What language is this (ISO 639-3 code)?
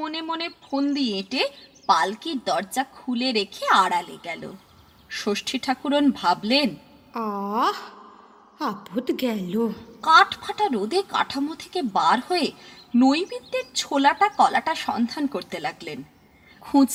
ben